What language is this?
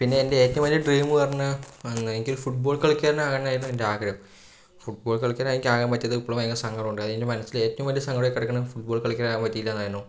Malayalam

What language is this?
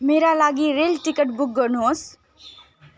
Nepali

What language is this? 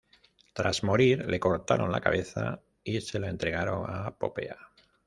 Spanish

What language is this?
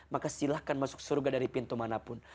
Indonesian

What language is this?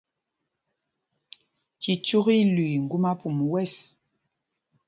Mpumpong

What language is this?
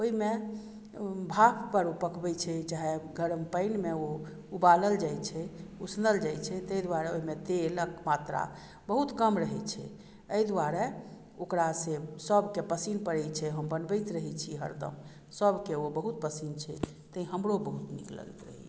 Maithili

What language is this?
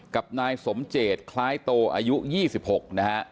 Thai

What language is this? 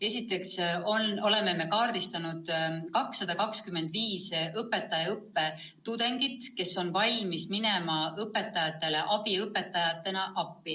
Estonian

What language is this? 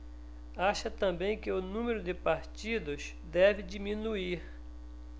Portuguese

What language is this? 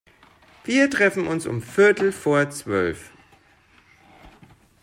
German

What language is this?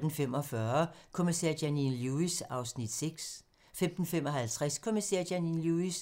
Danish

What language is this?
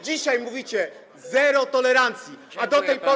Polish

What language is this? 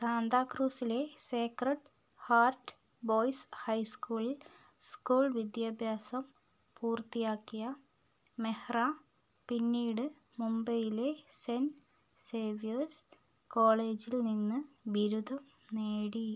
Malayalam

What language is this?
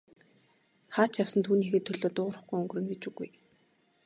Mongolian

